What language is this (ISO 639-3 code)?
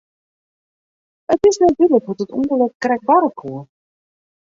fry